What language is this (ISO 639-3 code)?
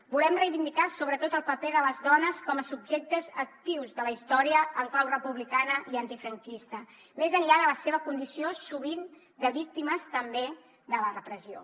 cat